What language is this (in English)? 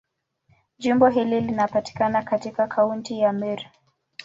Swahili